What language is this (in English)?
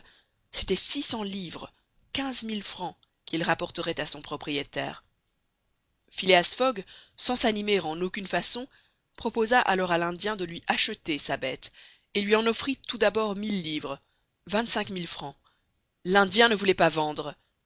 French